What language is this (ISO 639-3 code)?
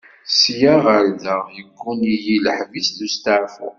kab